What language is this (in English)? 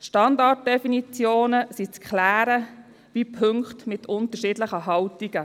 Swiss German